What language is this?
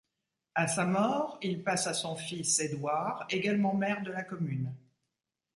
French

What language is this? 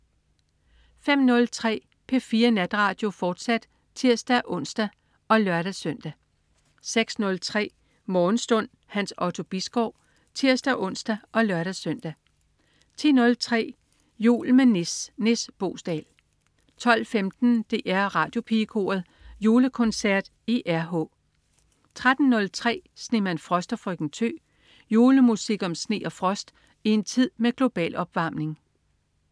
Danish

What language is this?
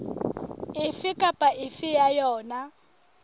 Southern Sotho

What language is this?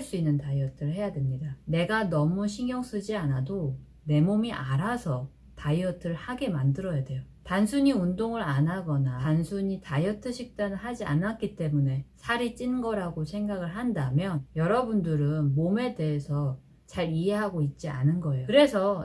Korean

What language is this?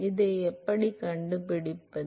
Tamil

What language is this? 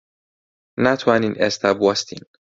Central Kurdish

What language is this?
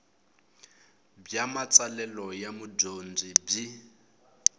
Tsonga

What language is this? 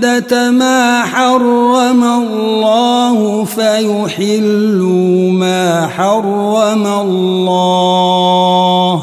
Arabic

